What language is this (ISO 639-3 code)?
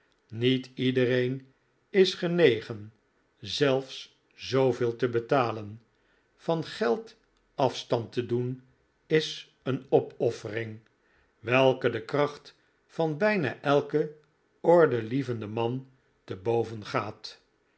nld